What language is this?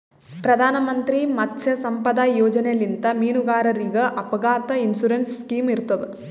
Kannada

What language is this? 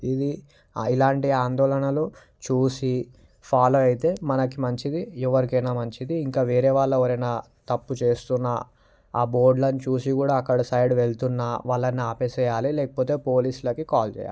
Telugu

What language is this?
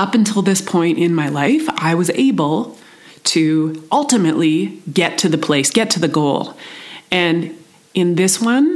English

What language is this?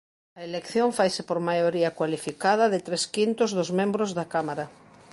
Galician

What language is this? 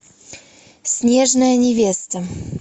Russian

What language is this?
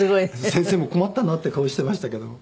Japanese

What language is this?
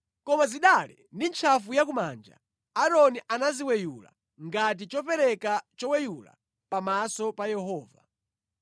Nyanja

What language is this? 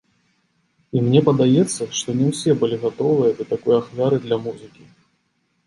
Belarusian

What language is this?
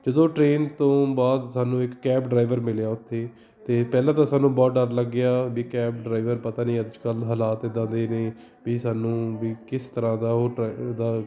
Punjabi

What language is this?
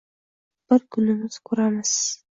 Uzbek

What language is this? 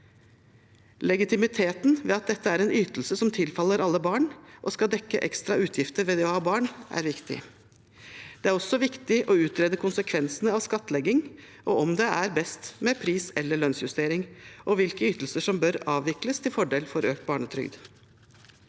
Norwegian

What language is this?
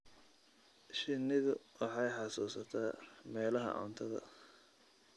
Somali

